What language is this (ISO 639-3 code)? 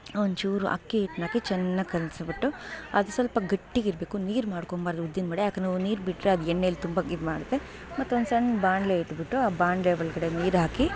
kan